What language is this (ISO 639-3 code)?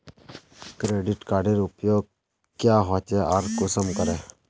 mag